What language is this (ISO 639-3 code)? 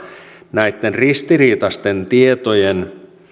fin